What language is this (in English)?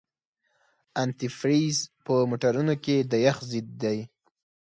Pashto